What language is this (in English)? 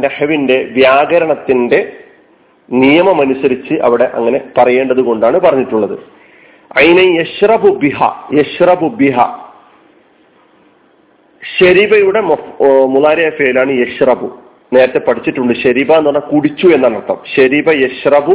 Malayalam